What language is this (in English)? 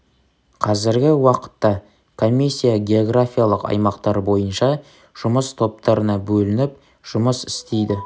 Kazakh